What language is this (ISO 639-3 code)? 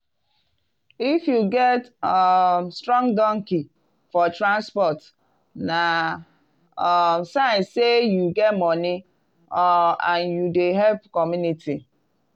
pcm